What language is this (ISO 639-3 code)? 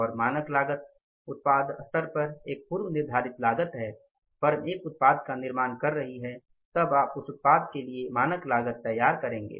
hin